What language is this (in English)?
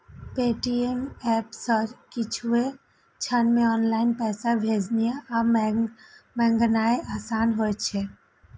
Maithili